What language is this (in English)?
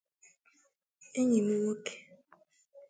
Igbo